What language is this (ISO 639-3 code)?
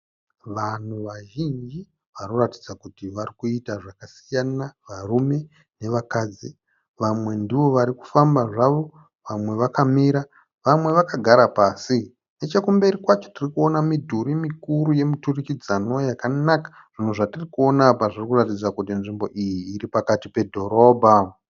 sna